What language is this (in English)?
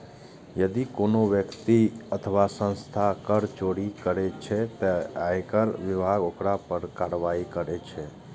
Maithili